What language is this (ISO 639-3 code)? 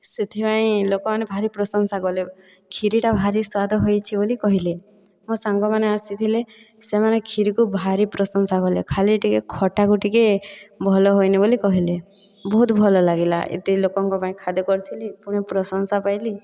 ori